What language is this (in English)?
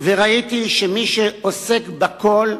Hebrew